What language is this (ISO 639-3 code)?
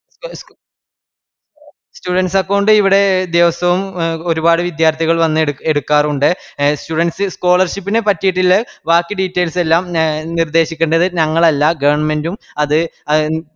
mal